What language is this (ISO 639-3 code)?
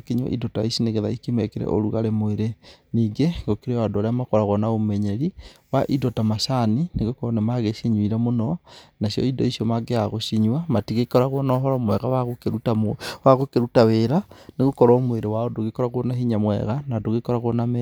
kik